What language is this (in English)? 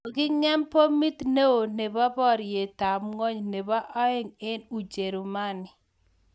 Kalenjin